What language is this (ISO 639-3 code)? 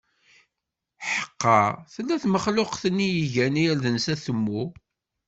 kab